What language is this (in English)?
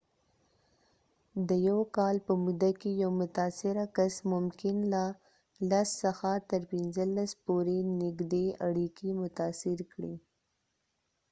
Pashto